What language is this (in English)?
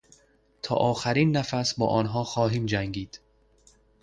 Persian